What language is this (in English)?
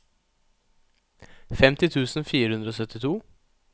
Norwegian